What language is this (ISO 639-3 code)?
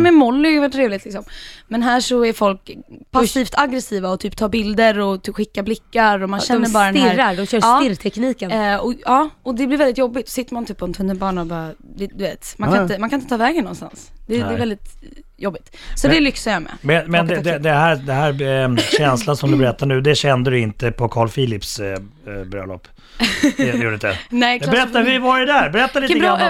swe